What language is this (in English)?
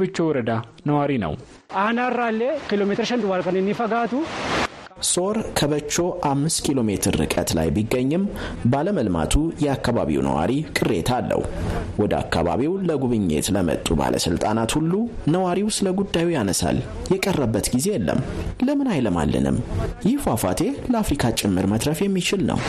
Amharic